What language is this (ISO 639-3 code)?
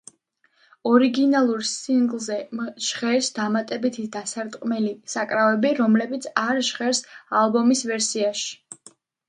kat